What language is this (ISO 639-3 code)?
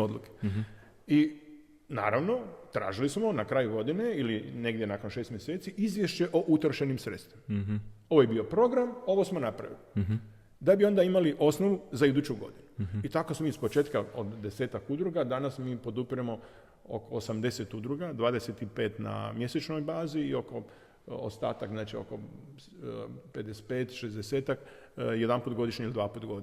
hrv